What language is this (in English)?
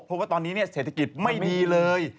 Thai